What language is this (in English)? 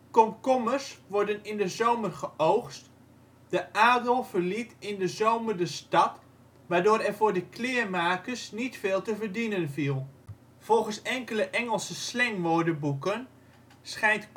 Dutch